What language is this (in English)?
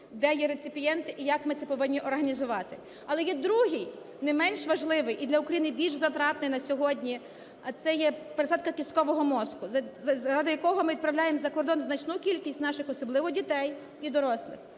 Ukrainian